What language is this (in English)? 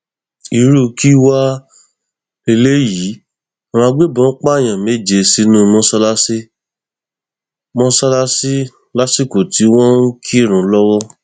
Yoruba